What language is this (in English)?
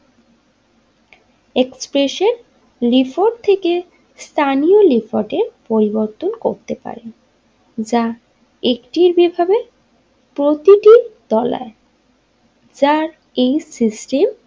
Bangla